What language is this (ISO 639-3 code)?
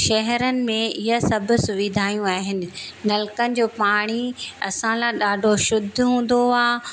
snd